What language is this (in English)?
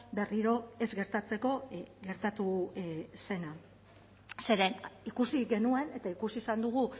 Basque